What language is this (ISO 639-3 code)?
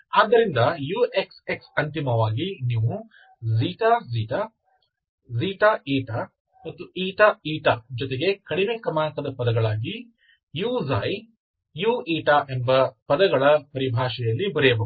kan